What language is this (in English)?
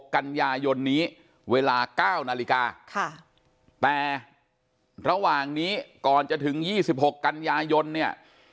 Thai